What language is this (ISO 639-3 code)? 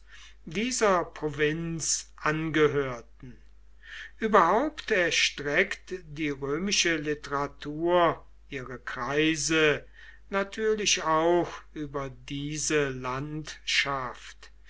deu